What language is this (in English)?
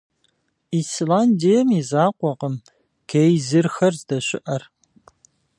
Kabardian